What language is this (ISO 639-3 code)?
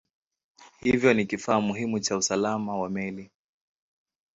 swa